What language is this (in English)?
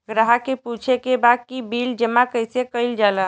Bhojpuri